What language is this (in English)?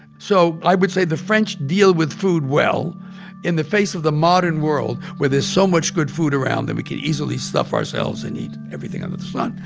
English